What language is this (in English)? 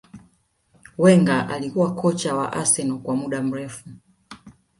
Swahili